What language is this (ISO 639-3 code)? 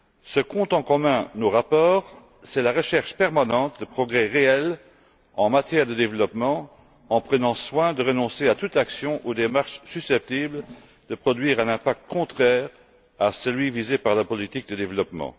fra